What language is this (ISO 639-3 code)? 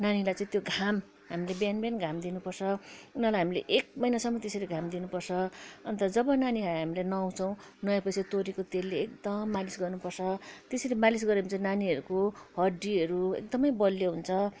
nep